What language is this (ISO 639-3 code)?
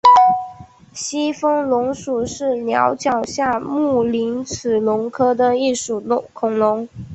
zho